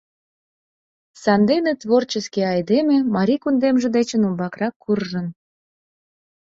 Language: Mari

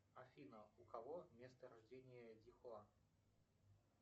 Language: Russian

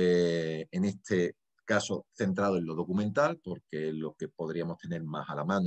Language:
Spanish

